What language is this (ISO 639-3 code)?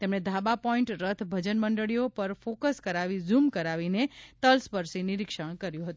guj